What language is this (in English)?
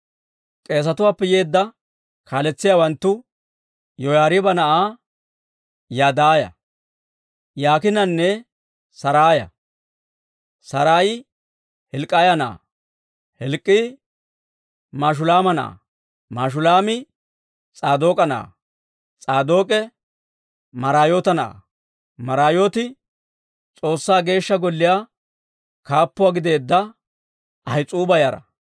Dawro